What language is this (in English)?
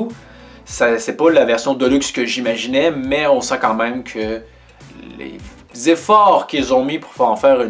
French